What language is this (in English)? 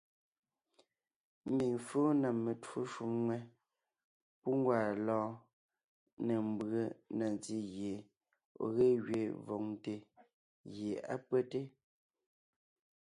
Ngiemboon